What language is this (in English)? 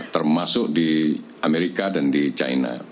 Indonesian